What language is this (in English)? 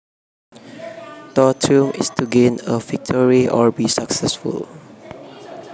Javanese